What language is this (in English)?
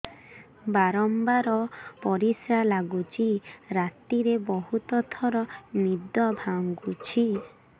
Odia